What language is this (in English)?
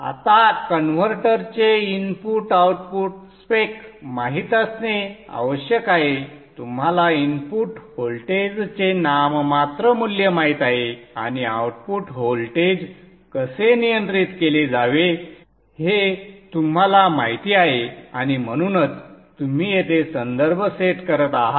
Marathi